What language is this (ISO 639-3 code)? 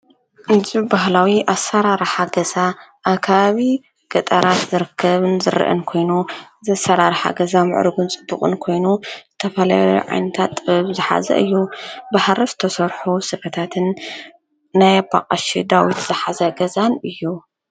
tir